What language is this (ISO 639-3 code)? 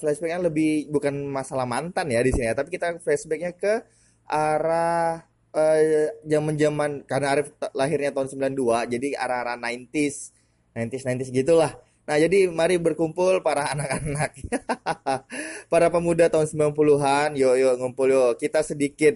ind